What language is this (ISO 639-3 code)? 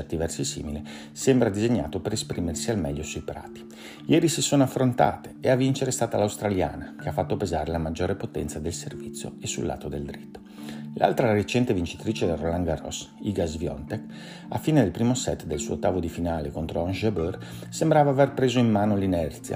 ita